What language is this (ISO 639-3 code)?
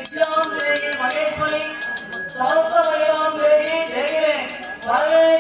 tam